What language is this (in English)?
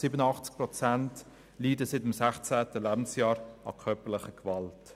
Swiss German